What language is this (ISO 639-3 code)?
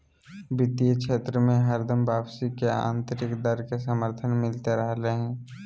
mag